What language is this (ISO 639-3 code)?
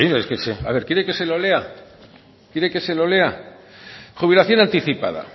spa